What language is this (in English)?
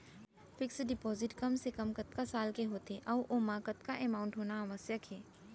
Chhattisgarhi